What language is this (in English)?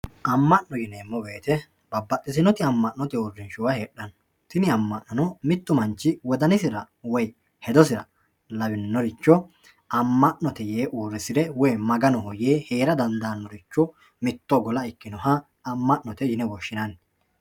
Sidamo